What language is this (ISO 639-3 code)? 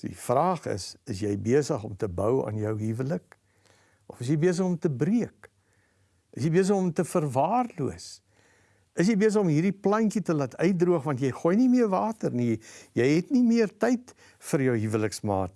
nld